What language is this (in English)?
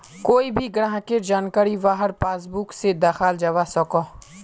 Magahi